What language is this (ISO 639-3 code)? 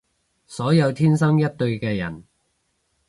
yue